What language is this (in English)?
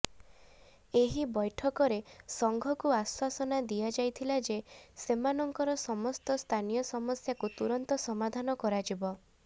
Odia